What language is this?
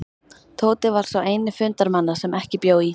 Icelandic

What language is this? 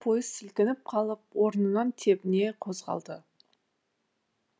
Kazakh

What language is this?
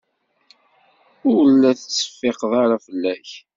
Kabyle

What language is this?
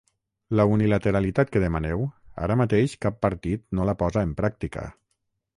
Catalan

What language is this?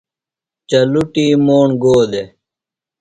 Phalura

